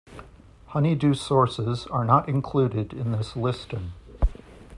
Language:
English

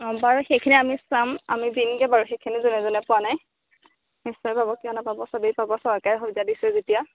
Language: Assamese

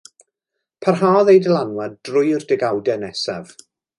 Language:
Welsh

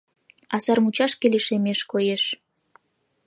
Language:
Mari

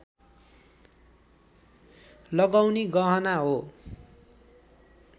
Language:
Nepali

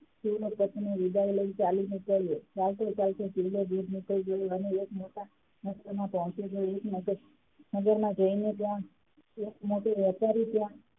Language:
Gujarati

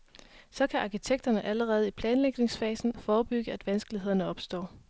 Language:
Danish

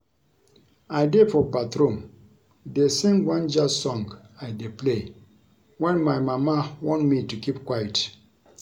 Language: Nigerian Pidgin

